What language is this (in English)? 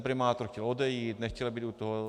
Czech